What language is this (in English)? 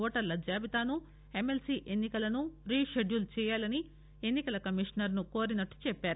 Telugu